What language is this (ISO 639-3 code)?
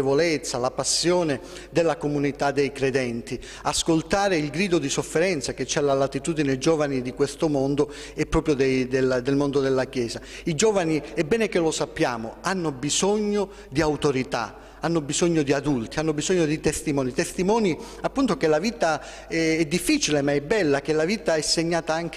ita